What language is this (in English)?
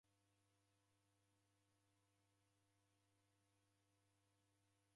Taita